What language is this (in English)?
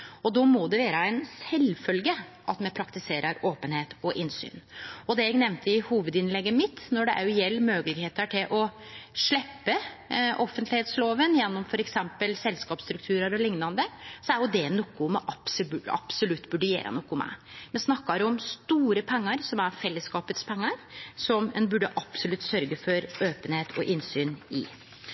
Norwegian Nynorsk